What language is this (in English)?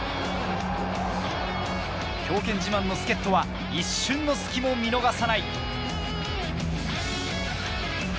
Japanese